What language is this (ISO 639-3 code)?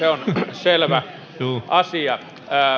fin